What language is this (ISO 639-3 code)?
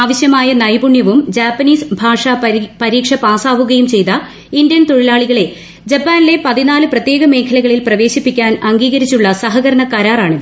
mal